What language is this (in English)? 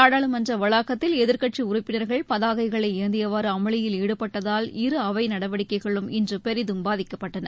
Tamil